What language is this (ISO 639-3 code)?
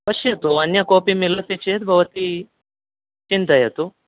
san